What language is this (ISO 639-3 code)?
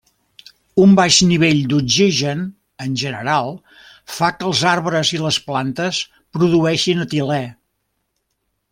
cat